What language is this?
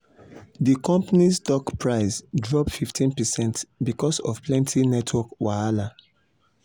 Nigerian Pidgin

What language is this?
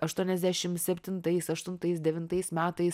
Lithuanian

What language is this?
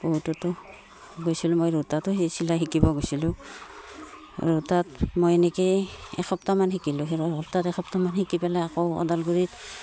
Assamese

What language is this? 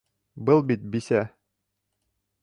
Bashkir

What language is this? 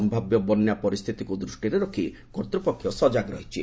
Odia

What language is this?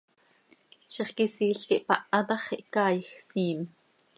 Seri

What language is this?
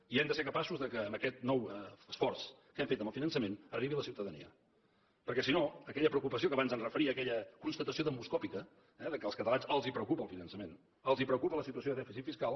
Catalan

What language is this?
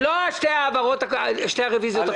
Hebrew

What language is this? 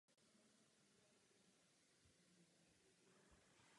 Czech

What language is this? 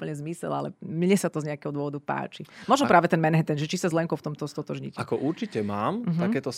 Slovak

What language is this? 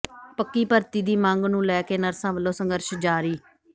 Punjabi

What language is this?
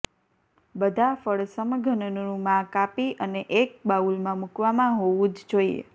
Gujarati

